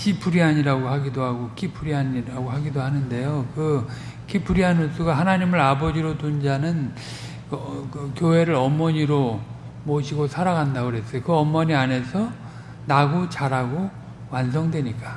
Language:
Korean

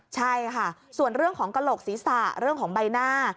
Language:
Thai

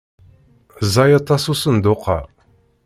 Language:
Kabyle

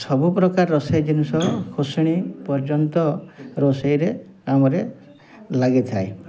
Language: Odia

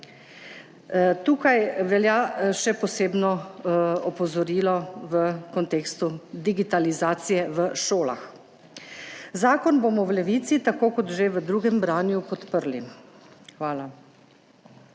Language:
Slovenian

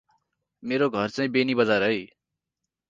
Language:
Nepali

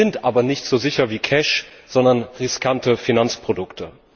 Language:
German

